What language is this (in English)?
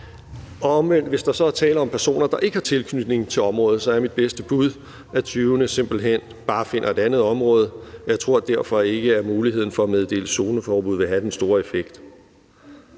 Danish